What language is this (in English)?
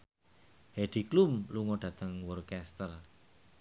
Javanese